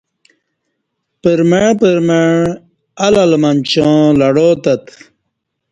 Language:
Kati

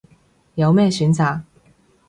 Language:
Cantonese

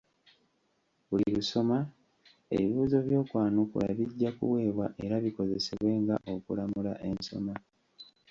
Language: Ganda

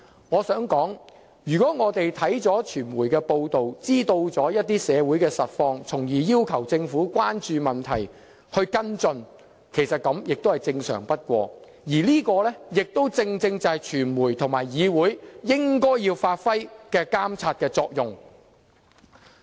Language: Cantonese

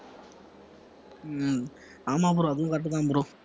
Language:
Tamil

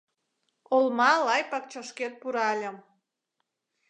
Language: Mari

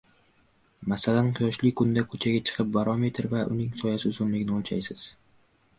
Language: Uzbek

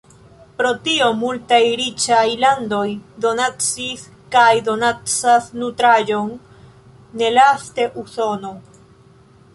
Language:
Esperanto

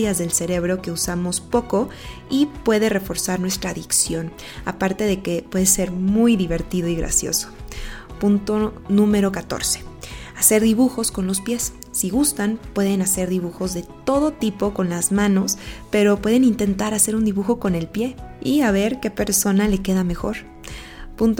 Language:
Spanish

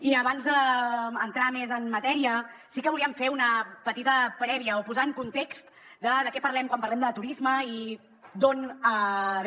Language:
Catalan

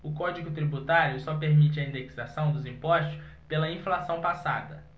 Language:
Portuguese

